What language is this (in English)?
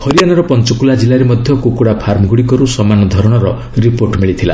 Odia